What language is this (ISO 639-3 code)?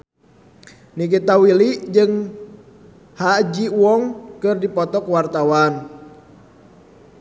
sun